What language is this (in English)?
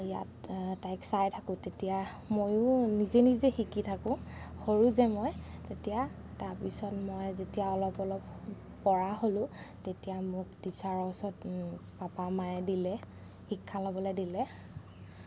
Assamese